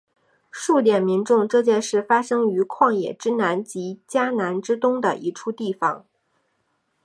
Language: Chinese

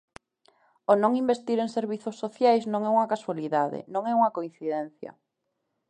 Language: Galician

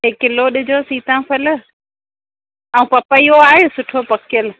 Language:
Sindhi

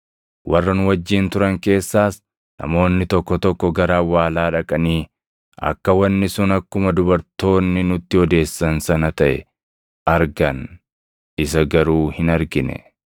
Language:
Oromo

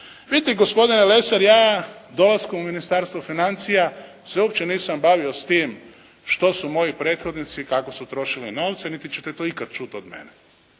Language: Croatian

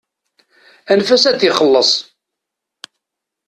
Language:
Kabyle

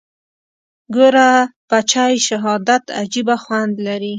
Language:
Pashto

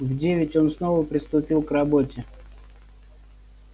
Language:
Russian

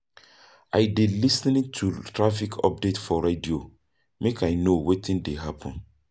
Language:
Nigerian Pidgin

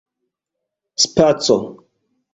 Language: Esperanto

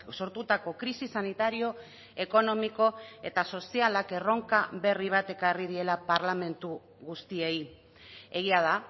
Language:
Basque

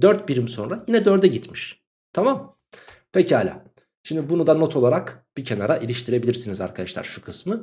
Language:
Turkish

